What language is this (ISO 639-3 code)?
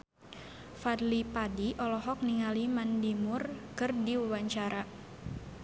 sun